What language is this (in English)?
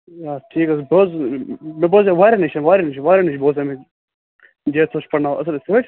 Kashmiri